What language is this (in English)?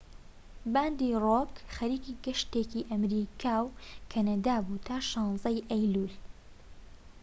Central Kurdish